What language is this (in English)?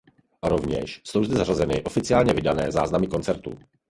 Czech